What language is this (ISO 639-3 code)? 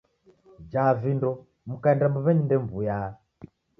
dav